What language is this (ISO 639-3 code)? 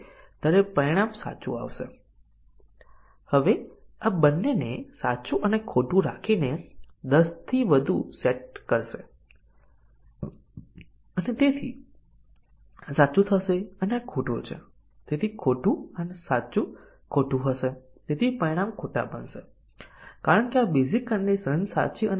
guj